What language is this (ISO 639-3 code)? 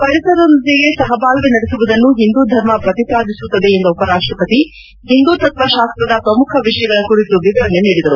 kan